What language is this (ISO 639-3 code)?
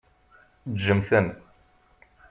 kab